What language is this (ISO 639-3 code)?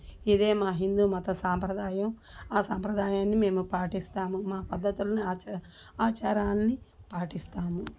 tel